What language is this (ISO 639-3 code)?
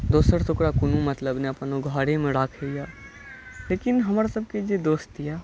mai